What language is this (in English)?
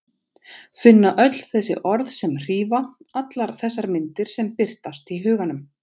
Icelandic